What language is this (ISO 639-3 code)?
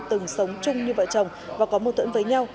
vie